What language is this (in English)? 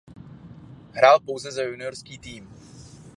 Czech